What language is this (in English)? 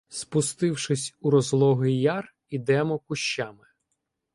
Ukrainian